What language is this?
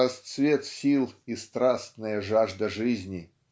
Russian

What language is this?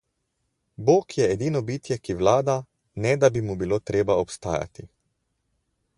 Slovenian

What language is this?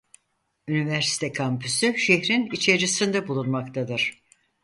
Turkish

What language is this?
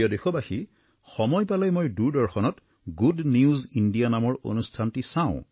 Assamese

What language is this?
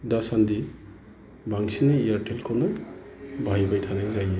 Bodo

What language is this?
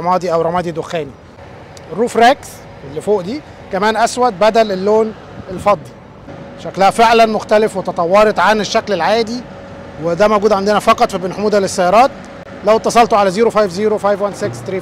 Arabic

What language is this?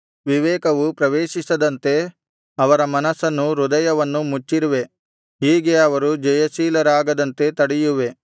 Kannada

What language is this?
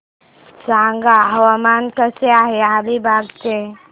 Marathi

